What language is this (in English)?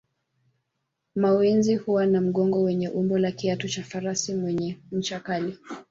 Swahili